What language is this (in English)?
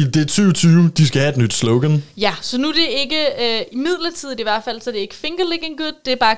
Danish